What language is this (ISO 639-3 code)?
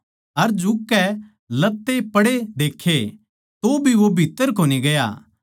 bgc